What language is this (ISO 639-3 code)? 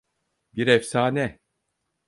tur